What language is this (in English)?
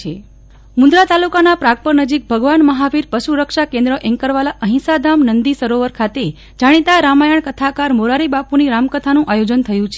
Gujarati